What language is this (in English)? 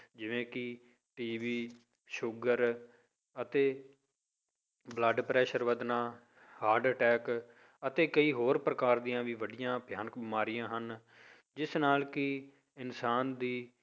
Punjabi